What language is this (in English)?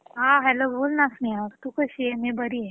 Marathi